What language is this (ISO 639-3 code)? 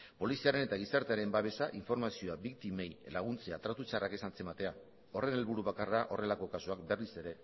eus